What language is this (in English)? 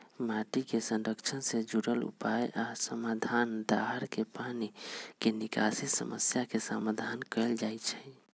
Magahi